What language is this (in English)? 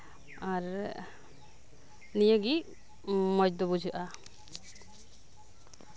Santali